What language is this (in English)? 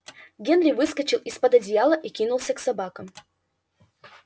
Russian